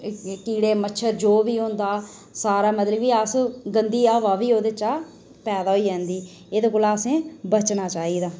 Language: Dogri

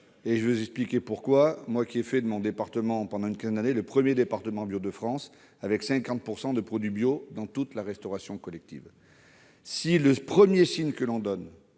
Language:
French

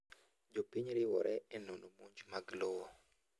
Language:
Luo (Kenya and Tanzania)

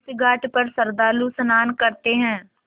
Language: Hindi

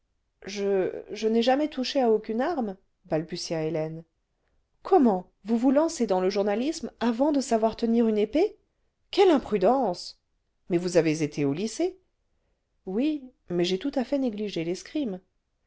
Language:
French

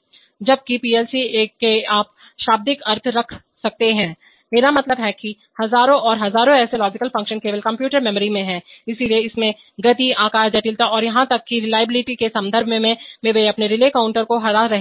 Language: Hindi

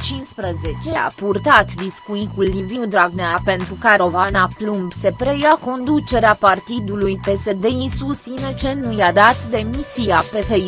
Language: Romanian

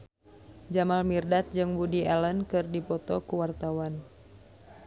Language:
Sundanese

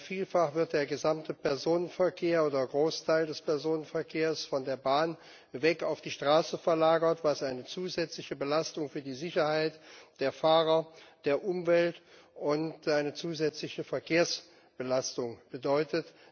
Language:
German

